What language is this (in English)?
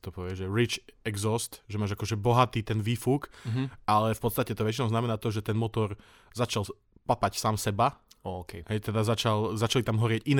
Slovak